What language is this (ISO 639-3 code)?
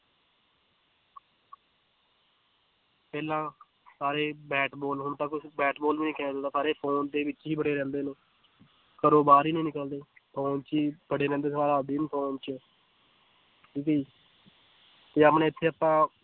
pan